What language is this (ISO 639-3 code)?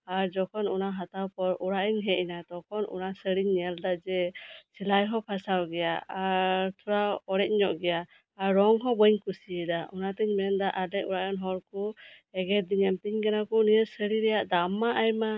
sat